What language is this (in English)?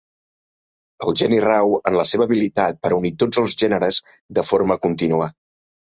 Catalan